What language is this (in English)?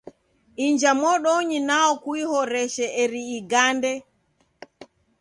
Taita